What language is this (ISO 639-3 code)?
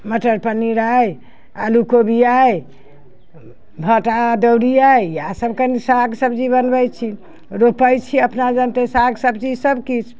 mai